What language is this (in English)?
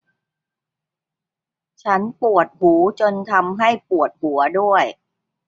Thai